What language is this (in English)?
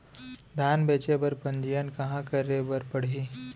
Chhattisgarhi